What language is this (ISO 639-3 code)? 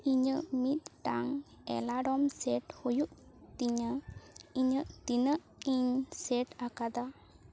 sat